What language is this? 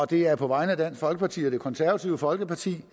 Danish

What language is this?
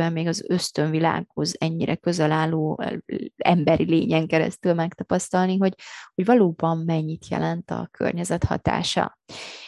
Hungarian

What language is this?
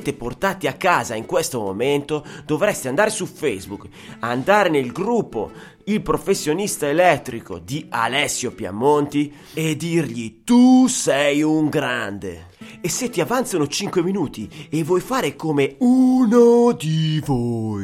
Italian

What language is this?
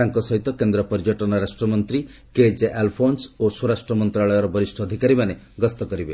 Odia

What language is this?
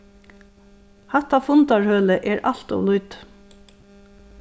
Faroese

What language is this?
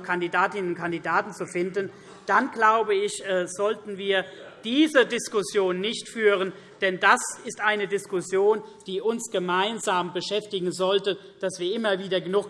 German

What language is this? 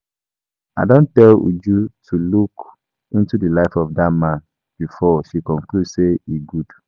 Nigerian Pidgin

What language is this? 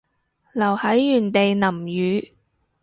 Cantonese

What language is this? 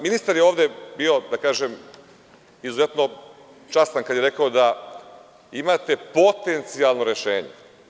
Serbian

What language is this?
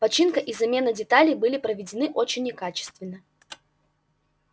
Russian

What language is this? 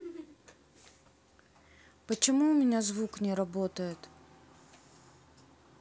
Russian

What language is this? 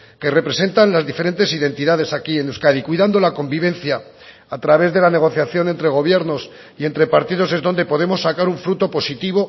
Spanish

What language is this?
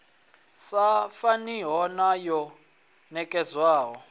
Venda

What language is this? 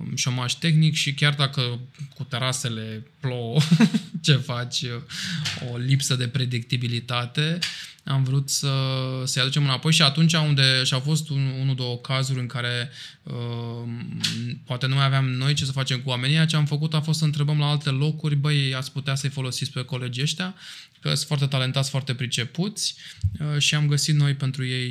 Romanian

